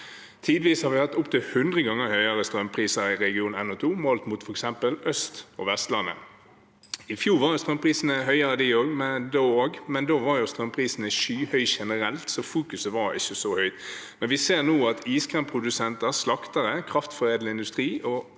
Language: Norwegian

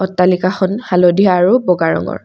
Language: Assamese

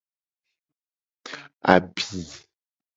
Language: Gen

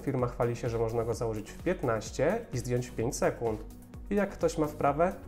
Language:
Polish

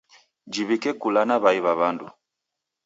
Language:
Taita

